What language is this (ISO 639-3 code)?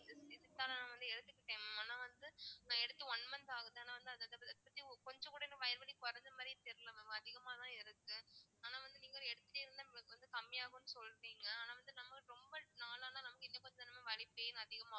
tam